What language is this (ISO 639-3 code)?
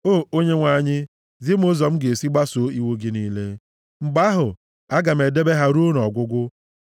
ibo